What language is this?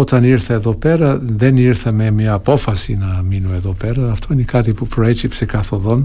Greek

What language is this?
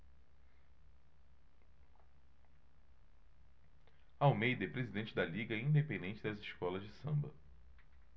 Portuguese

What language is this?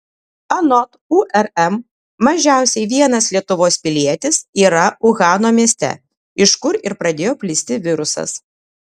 Lithuanian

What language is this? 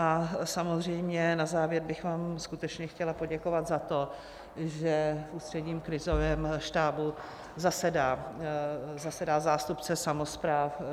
Czech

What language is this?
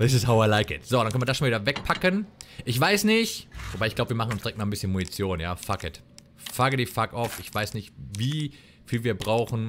German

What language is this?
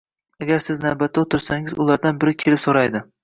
Uzbek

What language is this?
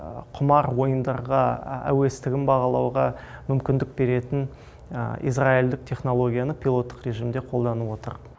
Kazakh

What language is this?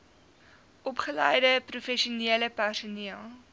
Afrikaans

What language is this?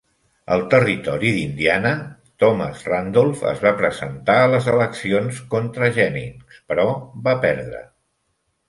Catalan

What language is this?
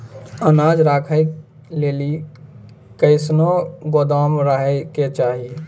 Maithili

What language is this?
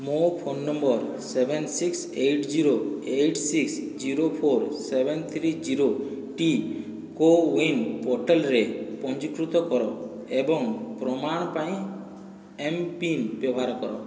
Odia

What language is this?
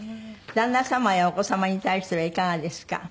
Japanese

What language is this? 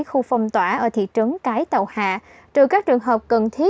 Vietnamese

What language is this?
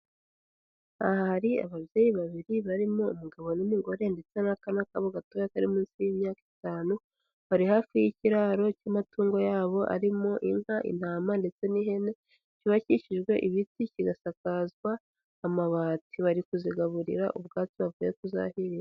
Kinyarwanda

